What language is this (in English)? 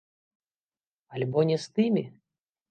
Belarusian